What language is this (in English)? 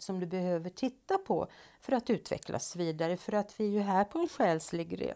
Swedish